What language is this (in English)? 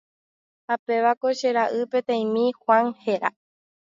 Guarani